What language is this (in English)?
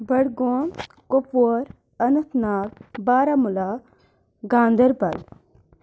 Kashmiri